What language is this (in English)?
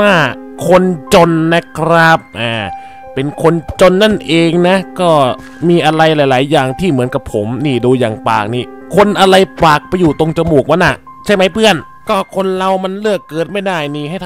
Thai